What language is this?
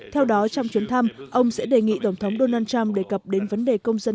Vietnamese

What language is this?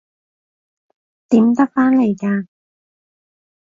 Cantonese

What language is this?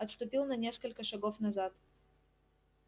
Russian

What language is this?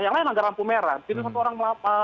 Indonesian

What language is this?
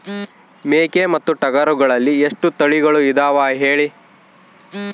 Kannada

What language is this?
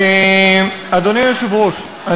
Hebrew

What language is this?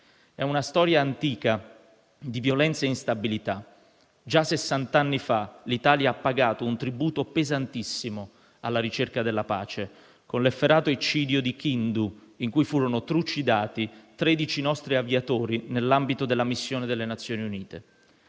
Italian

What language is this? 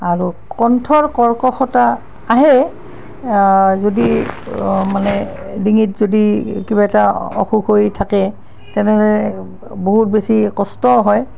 Assamese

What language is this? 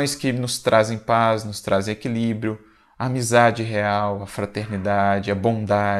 Portuguese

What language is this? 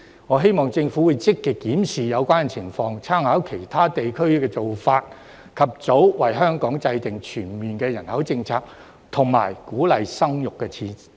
Cantonese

